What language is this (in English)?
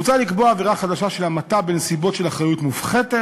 Hebrew